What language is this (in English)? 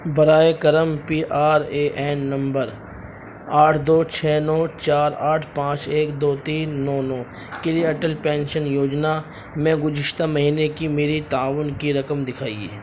Urdu